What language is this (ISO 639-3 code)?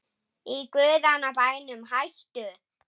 isl